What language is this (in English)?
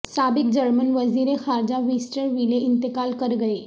Urdu